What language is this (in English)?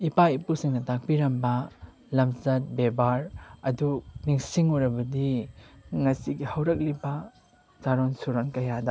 Manipuri